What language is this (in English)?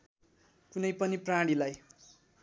Nepali